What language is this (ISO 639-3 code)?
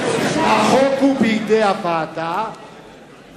heb